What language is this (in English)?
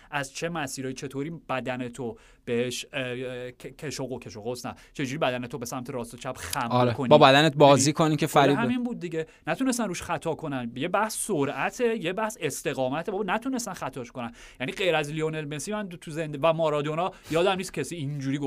Persian